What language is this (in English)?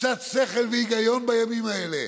Hebrew